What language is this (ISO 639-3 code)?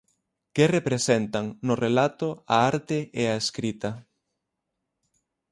glg